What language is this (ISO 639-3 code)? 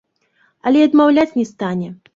bel